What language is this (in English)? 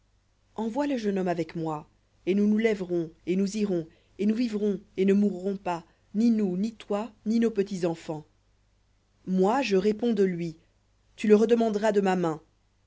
French